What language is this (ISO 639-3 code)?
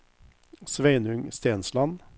nor